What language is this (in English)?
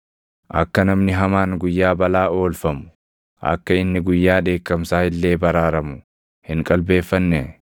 Oromo